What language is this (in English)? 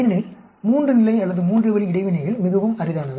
Tamil